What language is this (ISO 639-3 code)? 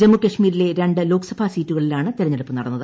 mal